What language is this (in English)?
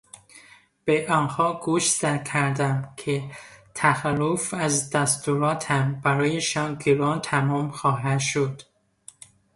Persian